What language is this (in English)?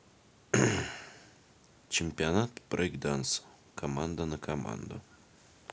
Russian